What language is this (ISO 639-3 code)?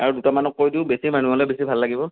asm